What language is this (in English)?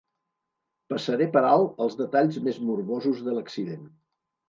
Catalan